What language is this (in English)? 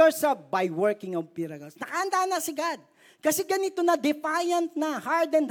Filipino